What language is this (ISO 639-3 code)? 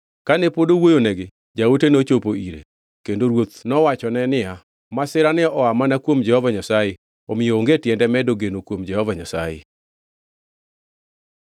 luo